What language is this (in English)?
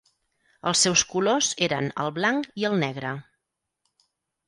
Catalan